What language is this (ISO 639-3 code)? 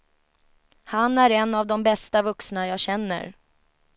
swe